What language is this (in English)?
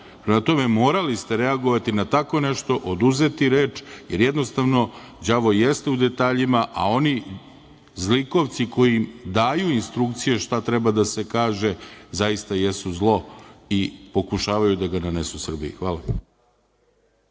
Serbian